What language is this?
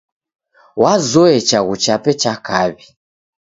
Taita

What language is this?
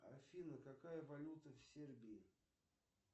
Russian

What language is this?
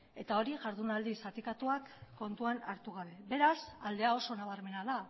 Basque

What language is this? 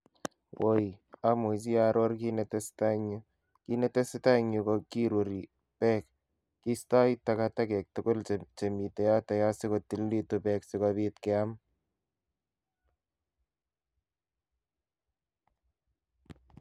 Kalenjin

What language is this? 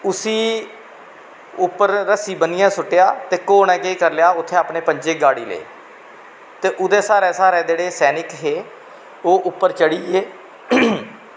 Dogri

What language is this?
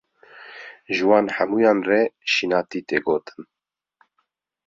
Kurdish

